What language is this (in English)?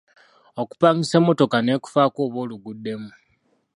Ganda